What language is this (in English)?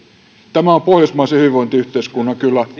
Finnish